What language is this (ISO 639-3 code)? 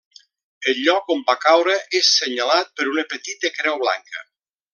cat